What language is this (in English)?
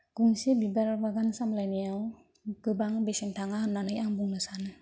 Bodo